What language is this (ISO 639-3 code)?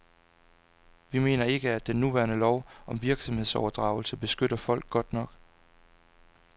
dan